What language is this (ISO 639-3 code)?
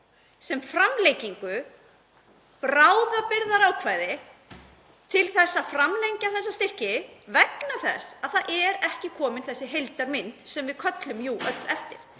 isl